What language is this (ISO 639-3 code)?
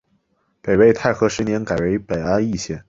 zho